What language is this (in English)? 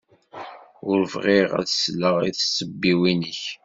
Kabyle